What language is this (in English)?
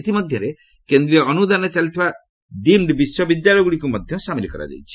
Odia